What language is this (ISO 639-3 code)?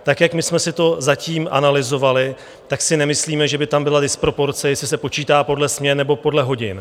ces